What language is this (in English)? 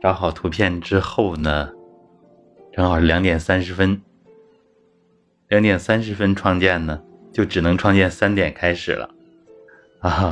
Chinese